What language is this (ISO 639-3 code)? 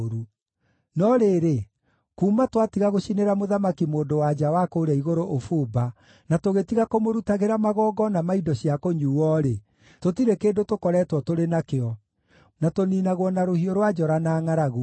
kik